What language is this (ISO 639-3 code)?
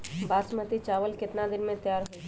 mag